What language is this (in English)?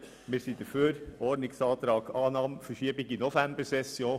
Swiss German